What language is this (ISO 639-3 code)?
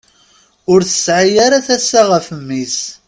kab